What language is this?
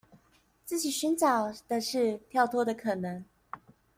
Chinese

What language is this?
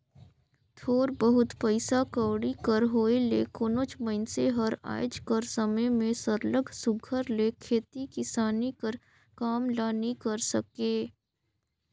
Chhattisgarhi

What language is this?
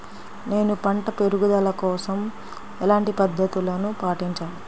Telugu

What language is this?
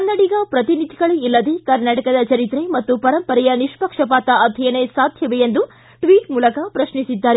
Kannada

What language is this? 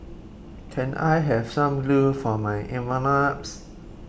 English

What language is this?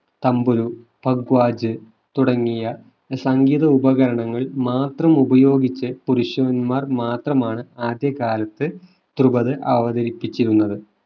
Malayalam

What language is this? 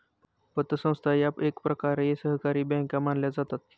Marathi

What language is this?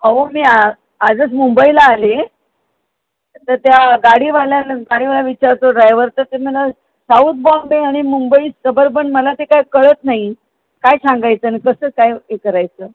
Marathi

